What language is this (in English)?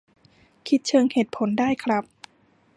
Thai